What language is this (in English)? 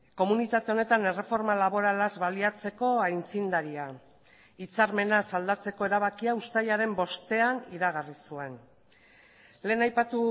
Basque